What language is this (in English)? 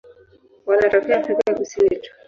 Swahili